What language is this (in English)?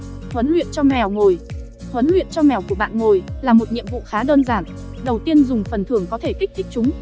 Vietnamese